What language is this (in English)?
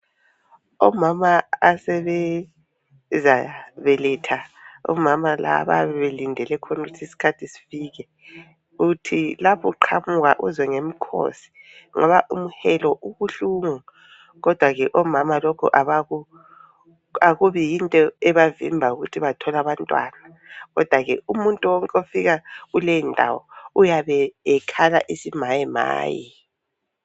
North Ndebele